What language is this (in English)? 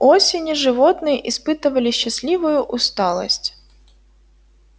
Russian